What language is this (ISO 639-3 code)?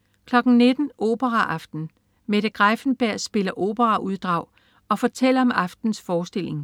dan